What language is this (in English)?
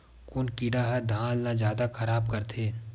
Chhattisgarhi